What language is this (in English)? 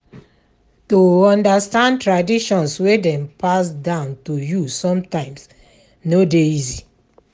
Nigerian Pidgin